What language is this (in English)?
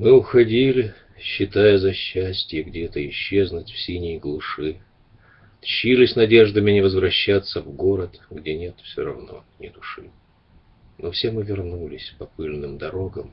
Russian